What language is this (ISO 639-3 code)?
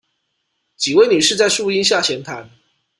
zho